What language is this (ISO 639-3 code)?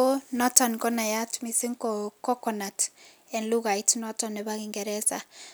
kln